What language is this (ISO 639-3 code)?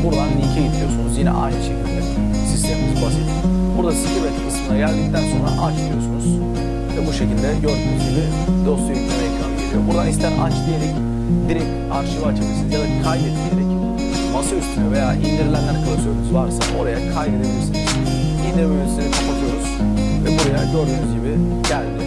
tur